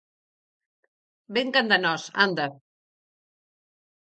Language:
Galician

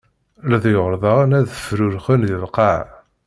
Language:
Kabyle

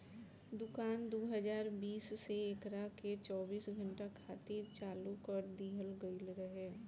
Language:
Bhojpuri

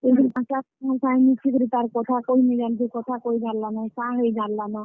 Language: Odia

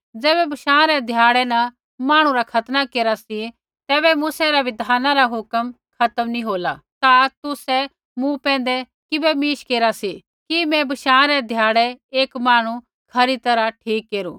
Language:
Kullu Pahari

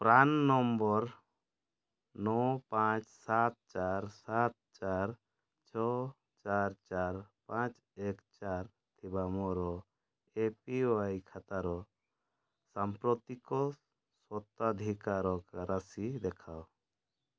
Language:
Odia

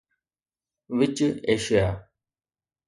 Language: Sindhi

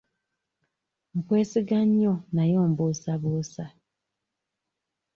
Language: Ganda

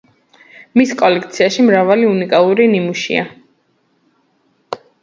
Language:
Georgian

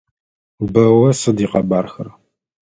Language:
Adyghe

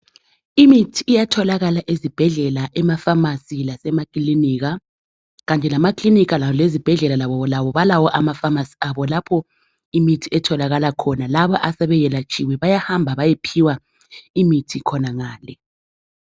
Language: North Ndebele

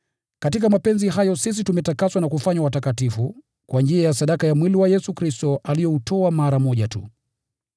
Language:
Swahili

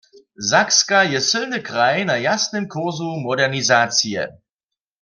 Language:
Upper Sorbian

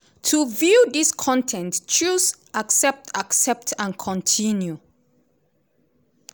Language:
Nigerian Pidgin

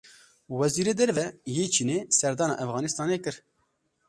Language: Kurdish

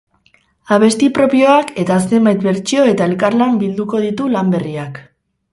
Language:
Basque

